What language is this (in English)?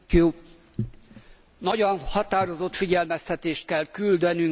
Hungarian